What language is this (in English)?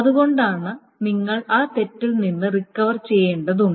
Malayalam